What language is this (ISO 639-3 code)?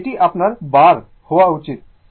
ben